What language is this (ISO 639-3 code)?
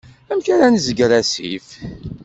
kab